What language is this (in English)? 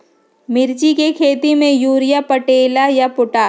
Magahi